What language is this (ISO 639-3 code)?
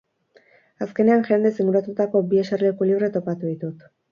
eus